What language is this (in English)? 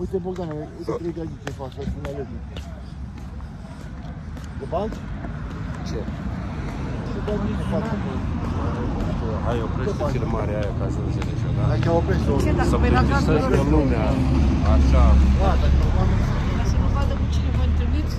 Romanian